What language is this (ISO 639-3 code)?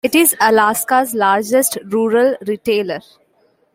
eng